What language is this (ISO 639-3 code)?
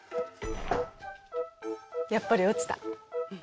jpn